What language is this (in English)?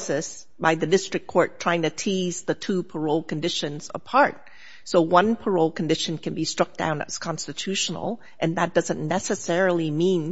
English